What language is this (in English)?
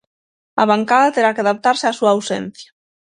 Galician